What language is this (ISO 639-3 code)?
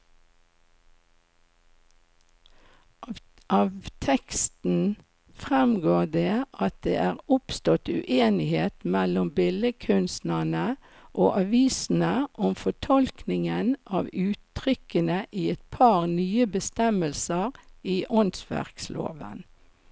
nor